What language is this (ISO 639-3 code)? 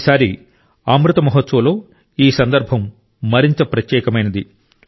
tel